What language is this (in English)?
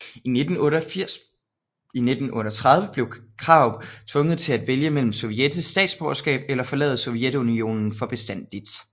Danish